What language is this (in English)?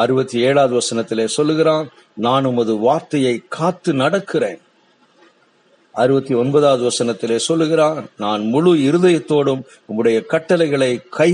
Tamil